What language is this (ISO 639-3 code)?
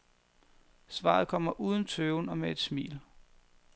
dan